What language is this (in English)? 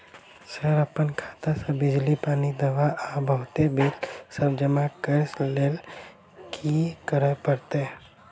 Maithili